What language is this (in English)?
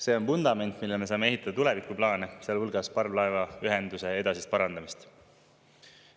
Estonian